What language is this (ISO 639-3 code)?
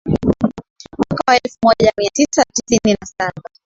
swa